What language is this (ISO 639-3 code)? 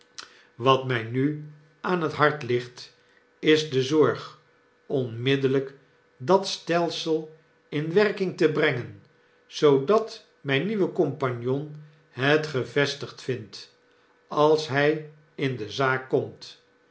nld